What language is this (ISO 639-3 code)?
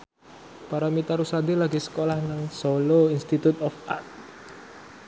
jav